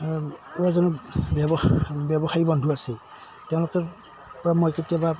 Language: Assamese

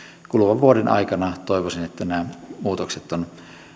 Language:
Finnish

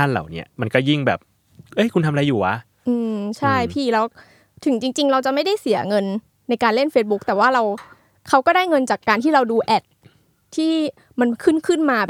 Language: Thai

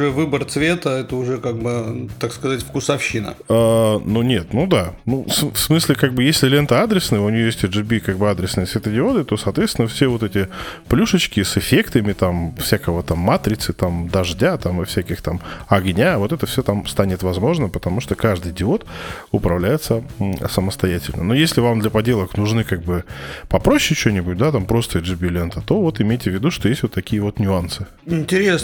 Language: Russian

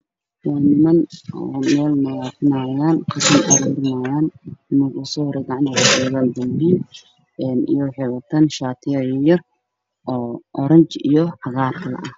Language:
Somali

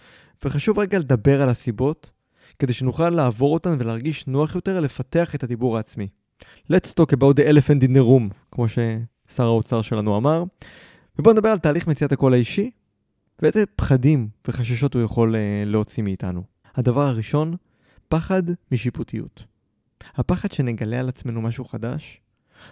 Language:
Hebrew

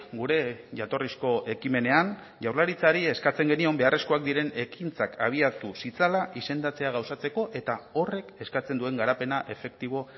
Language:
Basque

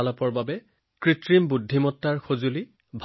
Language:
Assamese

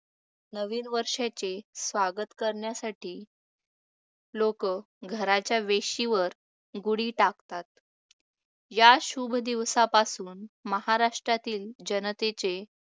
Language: Marathi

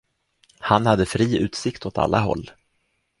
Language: Swedish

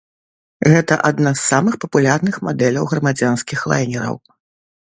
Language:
Belarusian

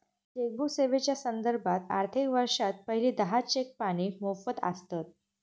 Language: Marathi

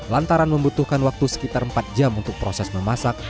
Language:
Indonesian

